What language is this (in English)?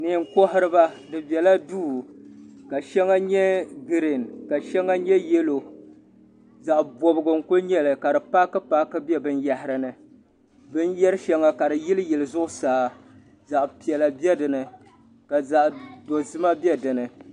Dagbani